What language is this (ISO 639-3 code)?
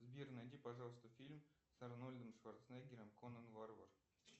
rus